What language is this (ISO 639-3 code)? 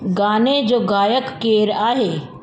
snd